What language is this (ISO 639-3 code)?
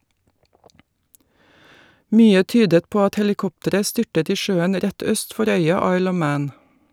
nor